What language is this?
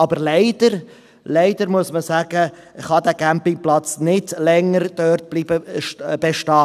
Swiss German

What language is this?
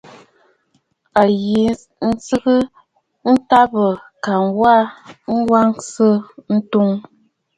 Bafut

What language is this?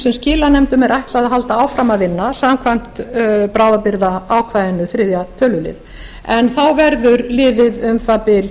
Icelandic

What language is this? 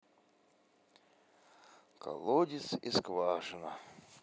Russian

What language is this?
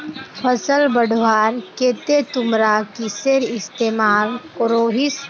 Magahi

